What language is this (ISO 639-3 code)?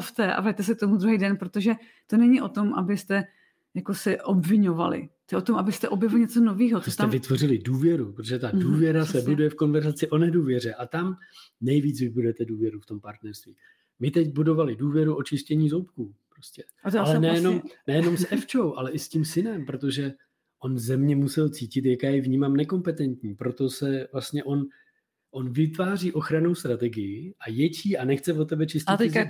ces